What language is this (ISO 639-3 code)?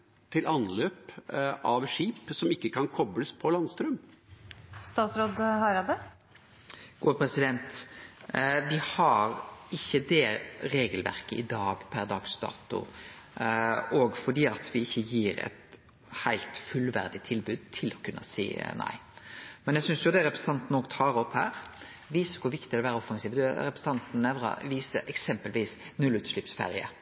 nor